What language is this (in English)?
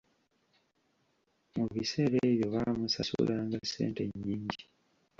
Ganda